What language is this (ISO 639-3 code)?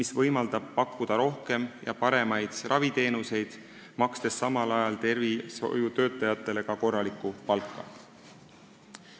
est